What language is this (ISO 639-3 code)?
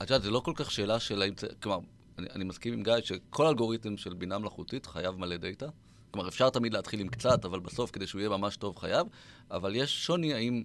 heb